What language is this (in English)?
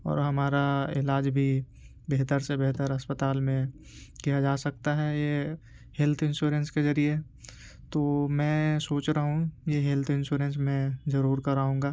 Urdu